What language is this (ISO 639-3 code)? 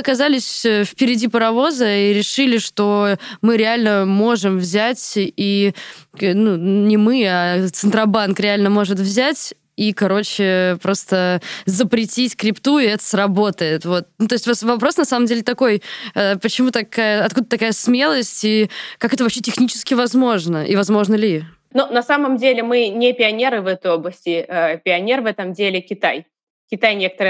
rus